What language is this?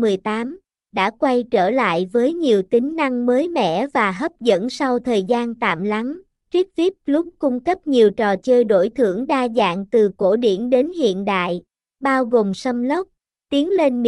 Vietnamese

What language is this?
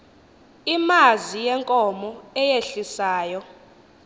Xhosa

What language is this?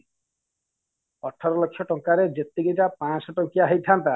Odia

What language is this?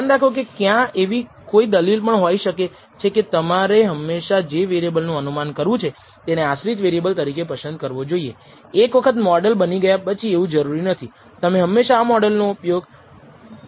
Gujarati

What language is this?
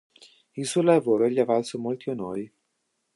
Italian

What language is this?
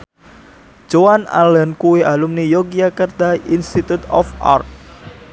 Javanese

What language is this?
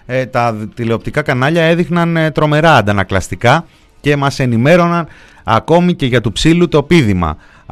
Greek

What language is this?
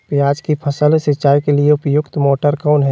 Magahi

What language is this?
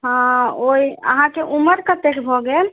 Maithili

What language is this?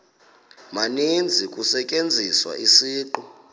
Xhosa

